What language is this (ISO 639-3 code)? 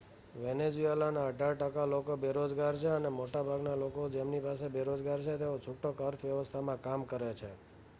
guj